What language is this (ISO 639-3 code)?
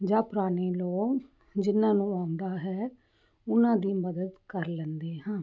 pan